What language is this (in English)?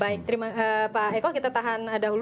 Indonesian